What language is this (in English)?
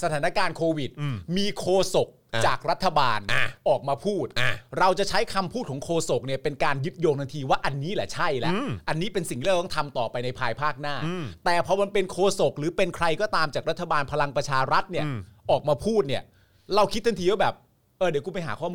Thai